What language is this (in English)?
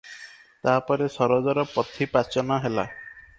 Odia